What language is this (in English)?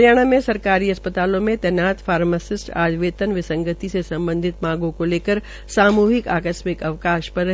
Hindi